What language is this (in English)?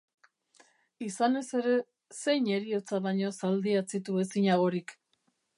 Basque